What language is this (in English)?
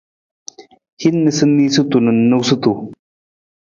Nawdm